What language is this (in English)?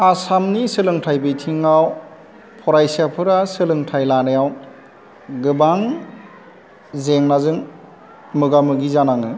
Bodo